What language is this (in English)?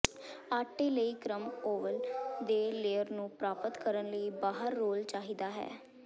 Punjabi